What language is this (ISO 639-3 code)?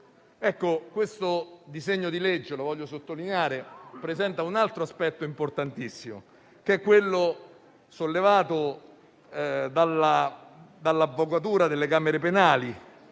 ita